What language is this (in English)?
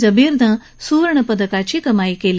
Marathi